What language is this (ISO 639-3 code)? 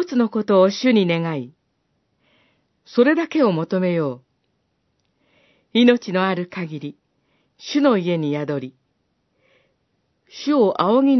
jpn